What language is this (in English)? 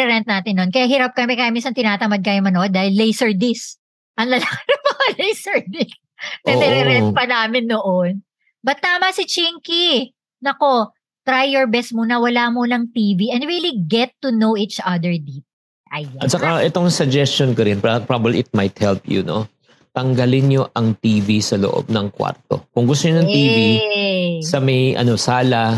Filipino